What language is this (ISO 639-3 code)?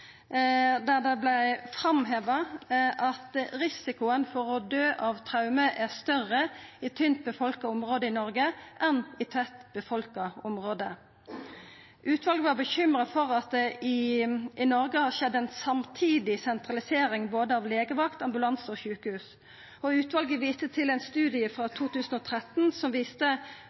nno